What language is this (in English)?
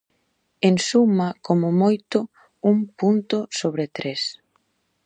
Galician